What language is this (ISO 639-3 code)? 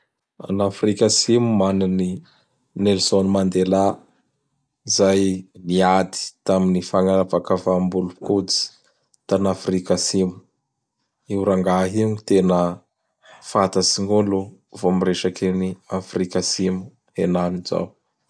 bhr